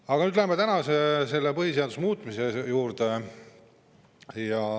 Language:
Estonian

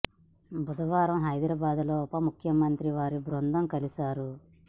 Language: Telugu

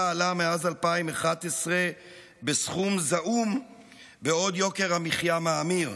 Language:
Hebrew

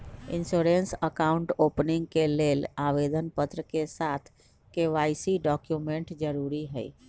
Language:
Magahi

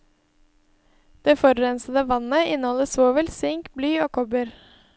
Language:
Norwegian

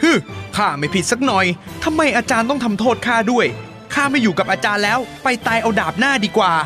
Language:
Thai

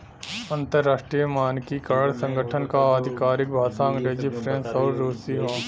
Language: Bhojpuri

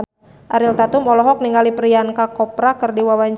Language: Sundanese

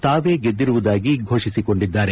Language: Kannada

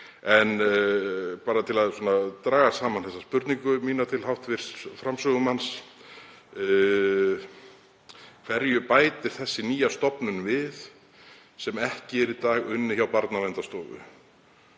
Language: Icelandic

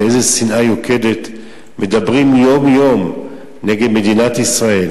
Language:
Hebrew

